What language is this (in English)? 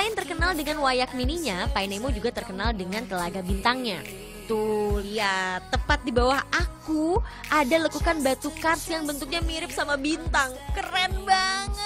Indonesian